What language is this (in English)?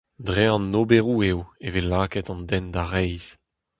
Breton